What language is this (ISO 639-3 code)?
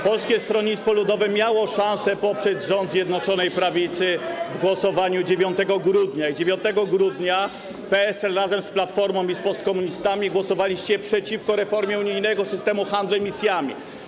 pol